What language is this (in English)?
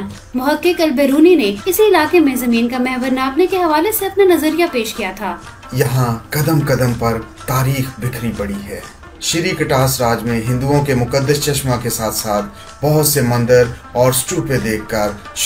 Hindi